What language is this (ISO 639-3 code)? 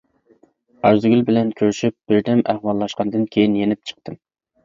uig